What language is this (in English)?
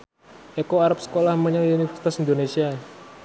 Javanese